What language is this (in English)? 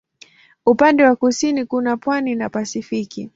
Swahili